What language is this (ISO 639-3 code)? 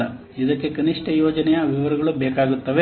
kan